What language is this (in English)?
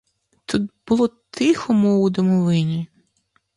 Ukrainian